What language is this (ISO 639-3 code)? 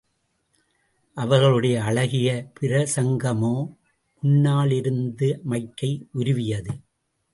tam